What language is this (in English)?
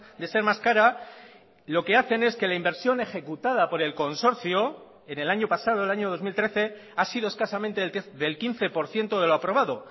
Spanish